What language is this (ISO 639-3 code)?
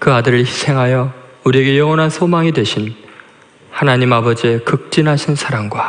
kor